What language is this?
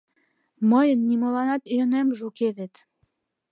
Mari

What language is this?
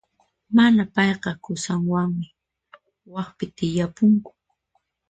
Puno Quechua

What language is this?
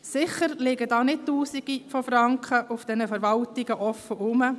Swiss German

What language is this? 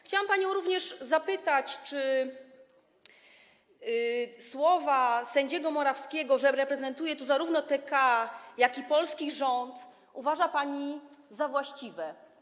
Polish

